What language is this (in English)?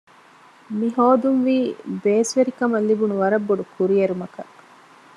Divehi